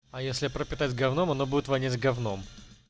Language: Russian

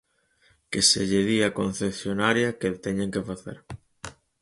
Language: Galician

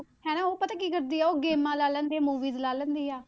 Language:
Punjabi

